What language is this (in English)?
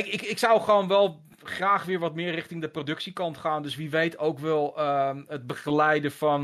Dutch